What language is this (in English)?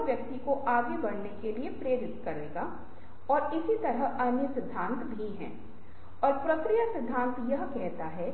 Hindi